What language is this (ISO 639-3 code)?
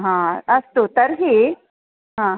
san